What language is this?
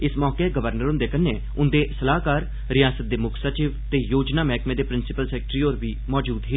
Dogri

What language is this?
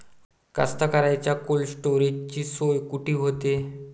Marathi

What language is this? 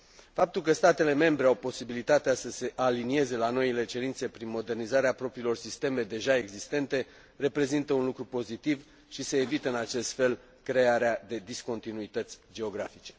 Romanian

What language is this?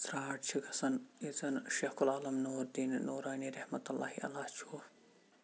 Kashmiri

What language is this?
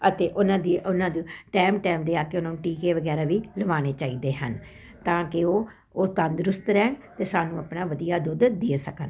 Punjabi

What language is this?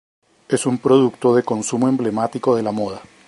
Spanish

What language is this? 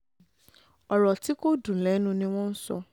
Yoruba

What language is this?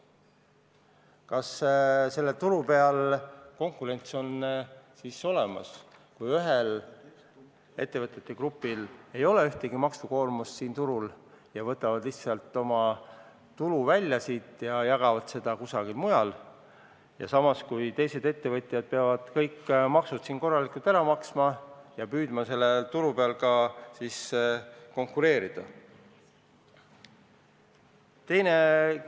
Estonian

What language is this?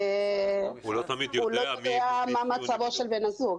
Hebrew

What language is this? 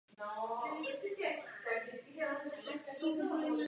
Czech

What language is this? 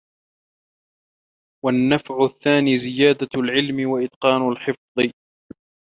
Arabic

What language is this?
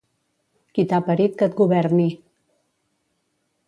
Catalan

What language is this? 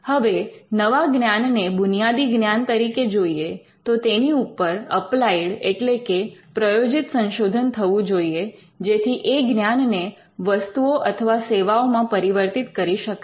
Gujarati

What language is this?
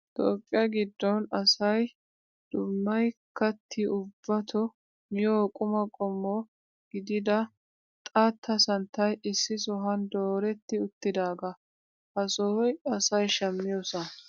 Wolaytta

